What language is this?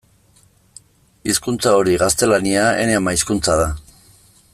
Basque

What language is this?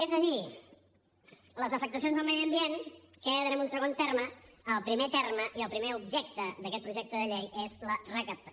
Catalan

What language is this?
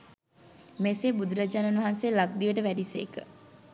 Sinhala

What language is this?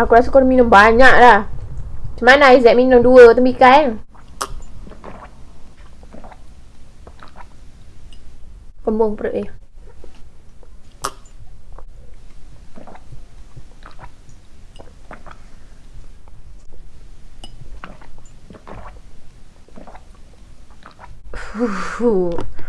Malay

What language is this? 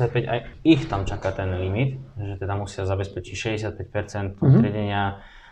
Slovak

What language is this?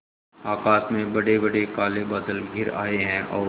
Hindi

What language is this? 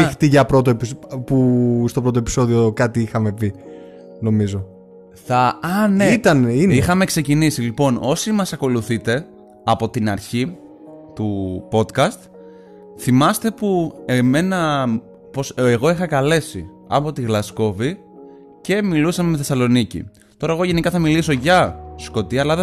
Greek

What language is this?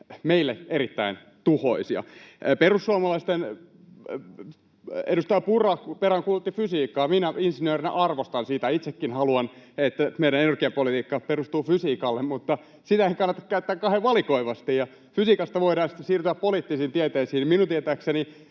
Finnish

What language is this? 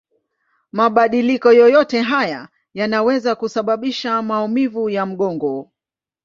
Swahili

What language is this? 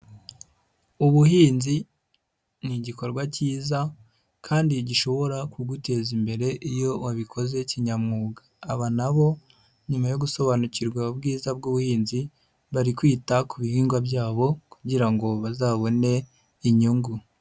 Kinyarwanda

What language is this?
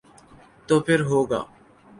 Urdu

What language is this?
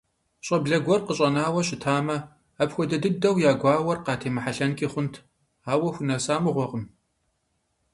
Kabardian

